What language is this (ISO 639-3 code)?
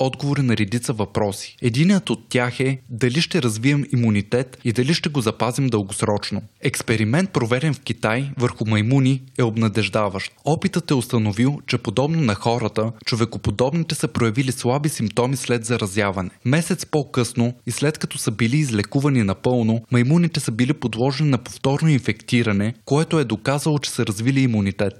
bul